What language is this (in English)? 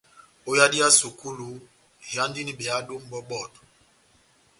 Batanga